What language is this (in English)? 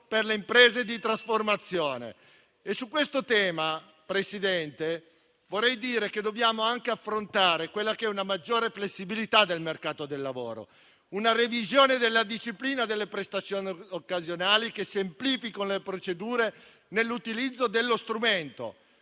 Italian